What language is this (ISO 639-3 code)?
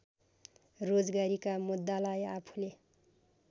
nep